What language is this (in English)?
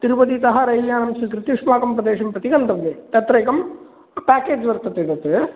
Sanskrit